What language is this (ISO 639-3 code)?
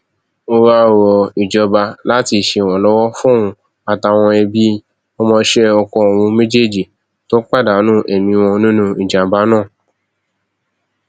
yor